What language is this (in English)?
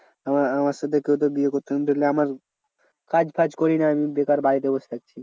Bangla